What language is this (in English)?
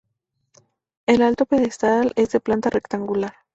Spanish